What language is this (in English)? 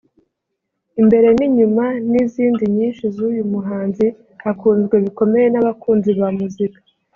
Kinyarwanda